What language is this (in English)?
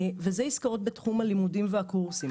Hebrew